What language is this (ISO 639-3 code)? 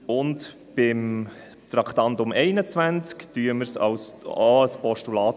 gsw